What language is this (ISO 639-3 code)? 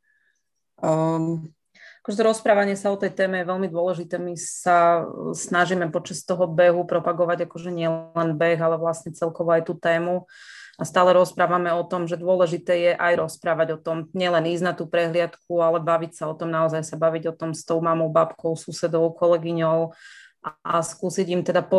slk